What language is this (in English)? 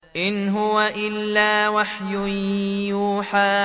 Arabic